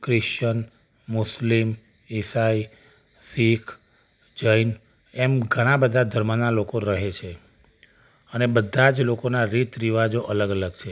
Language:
Gujarati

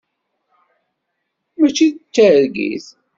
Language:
Kabyle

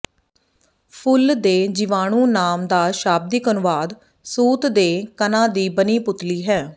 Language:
Punjabi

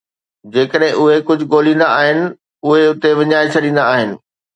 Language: Sindhi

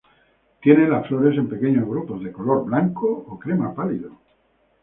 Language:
Spanish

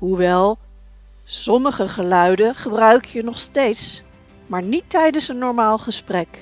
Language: Dutch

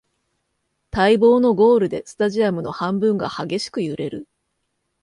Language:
Japanese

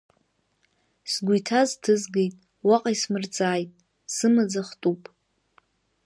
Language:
Abkhazian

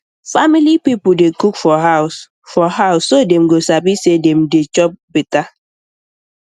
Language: Nigerian Pidgin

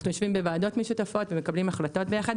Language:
Hebrew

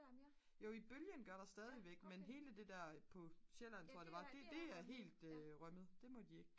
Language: Danish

